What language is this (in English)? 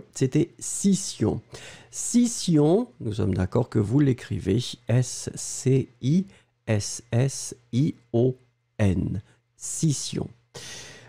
French